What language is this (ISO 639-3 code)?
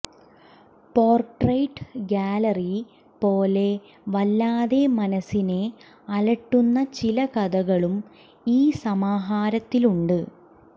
mal